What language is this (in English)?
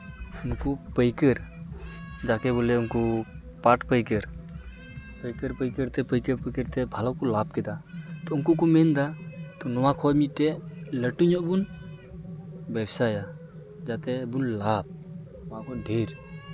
Santali